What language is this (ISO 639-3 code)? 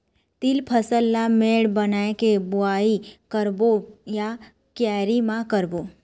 hne